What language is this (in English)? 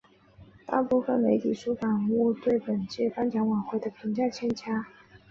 Chinese